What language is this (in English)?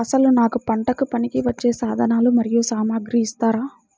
Telugu